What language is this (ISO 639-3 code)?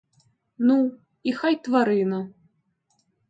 ukr